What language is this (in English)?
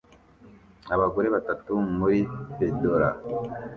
Kinyarwanda